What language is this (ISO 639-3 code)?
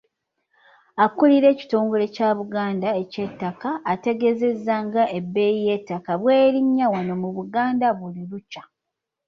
lug